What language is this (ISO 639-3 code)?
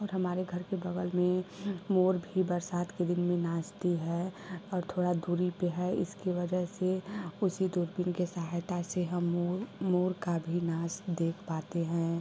hin